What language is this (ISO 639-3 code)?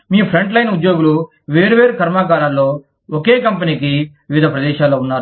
tel